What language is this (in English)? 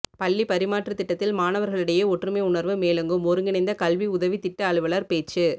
Tamil